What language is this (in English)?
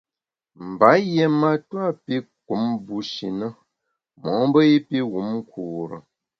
Bamun